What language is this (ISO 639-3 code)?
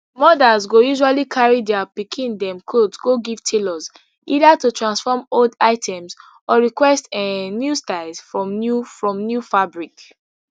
pcm